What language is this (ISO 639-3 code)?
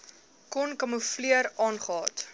afr